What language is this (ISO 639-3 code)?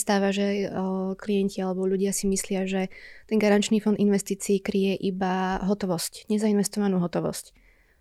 slk